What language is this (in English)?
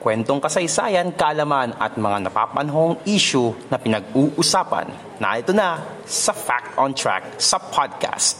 Filipino